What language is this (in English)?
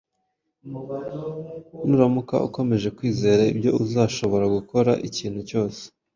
Kinyarwanda